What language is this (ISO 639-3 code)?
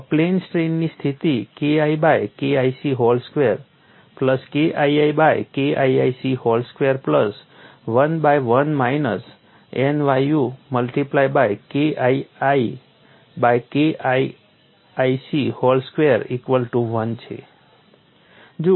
guj